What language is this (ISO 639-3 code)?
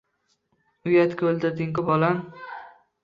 uzb